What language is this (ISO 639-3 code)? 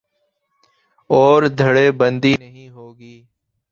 urd